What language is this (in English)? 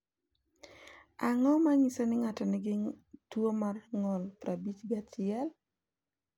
Luo (Kenya and Tanzania)